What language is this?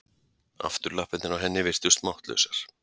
Icelandic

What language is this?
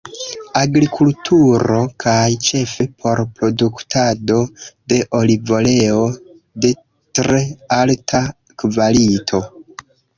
Esperanto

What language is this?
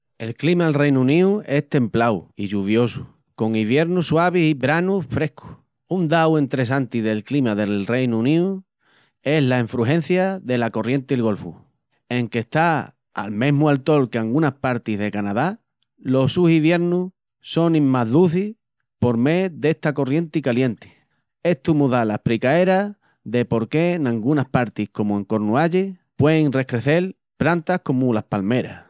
Extremaduran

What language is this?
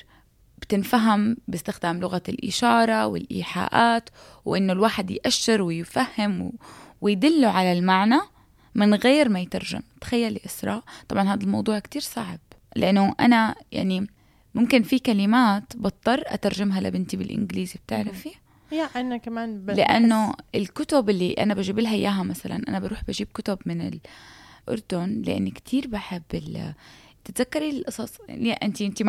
Arabic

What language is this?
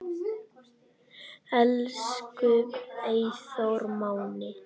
Icelandic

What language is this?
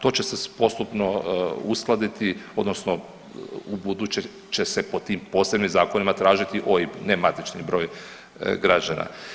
Croatian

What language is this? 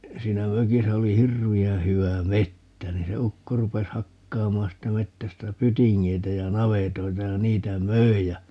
Finnish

